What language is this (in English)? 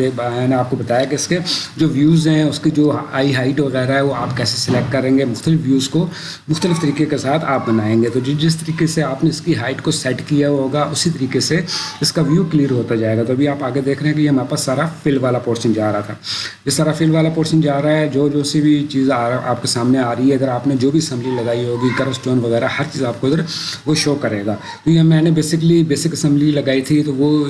Urdu